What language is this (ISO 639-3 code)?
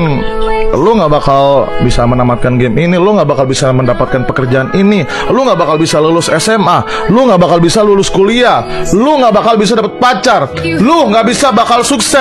ind